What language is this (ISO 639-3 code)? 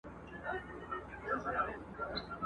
pus